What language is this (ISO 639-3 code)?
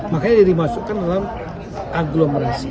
ind